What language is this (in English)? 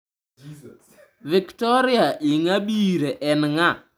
Luo (Kenya and Tanzania)